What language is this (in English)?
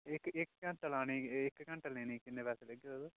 Dogri